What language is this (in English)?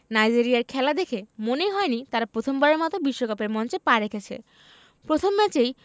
Bangla